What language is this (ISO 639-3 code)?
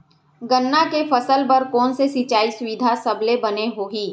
hne